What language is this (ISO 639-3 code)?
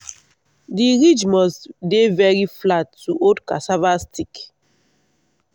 pcm